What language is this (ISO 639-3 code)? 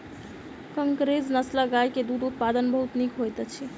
mai